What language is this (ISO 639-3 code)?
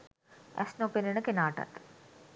sin